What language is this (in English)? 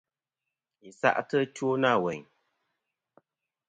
Kom